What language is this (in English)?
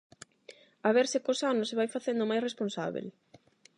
Galician